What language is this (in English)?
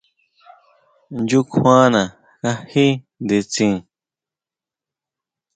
Huautla Mazatec